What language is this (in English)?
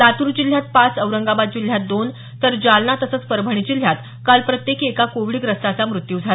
Marathi